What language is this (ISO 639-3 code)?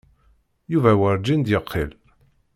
kab